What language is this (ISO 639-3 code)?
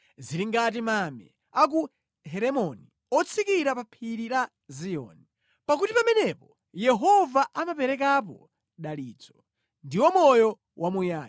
nya